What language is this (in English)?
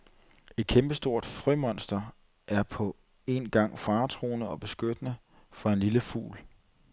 Danish